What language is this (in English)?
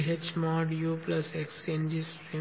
Tamil